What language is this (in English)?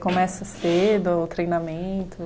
Portuguese